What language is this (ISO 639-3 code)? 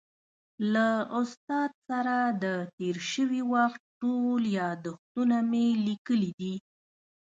pus